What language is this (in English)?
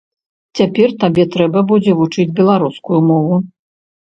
Belarusian